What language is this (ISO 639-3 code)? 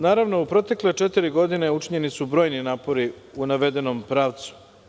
srp